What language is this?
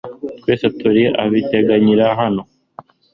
Kinyarwanda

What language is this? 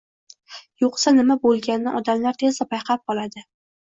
Uzbek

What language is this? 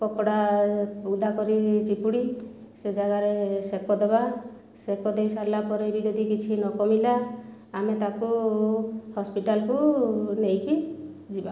Odia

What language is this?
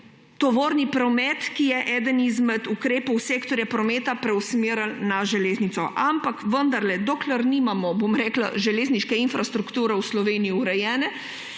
Slovenian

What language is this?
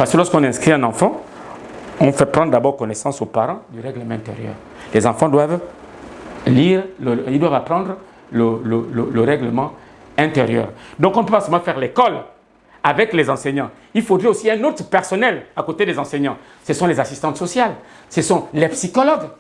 French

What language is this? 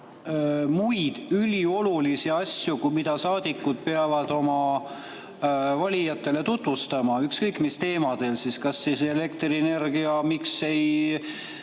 Estonian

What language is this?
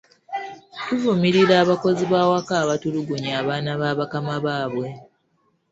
Ganda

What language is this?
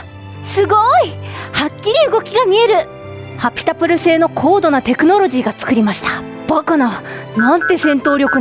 Japanese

